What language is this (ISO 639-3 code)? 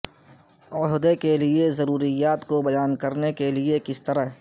urd